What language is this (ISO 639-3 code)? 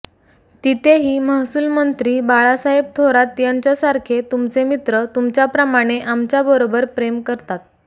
mar